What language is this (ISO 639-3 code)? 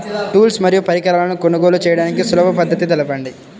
tel